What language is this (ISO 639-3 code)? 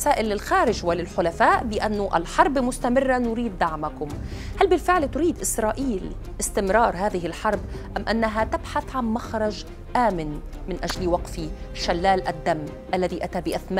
ara